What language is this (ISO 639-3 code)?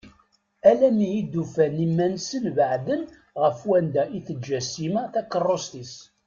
kab